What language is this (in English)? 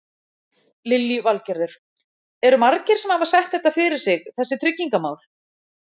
Icelandic